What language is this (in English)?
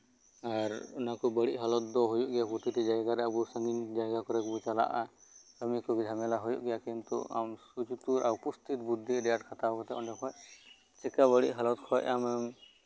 Santali